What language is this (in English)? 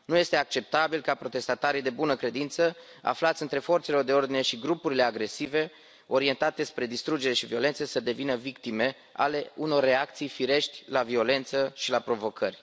Romanian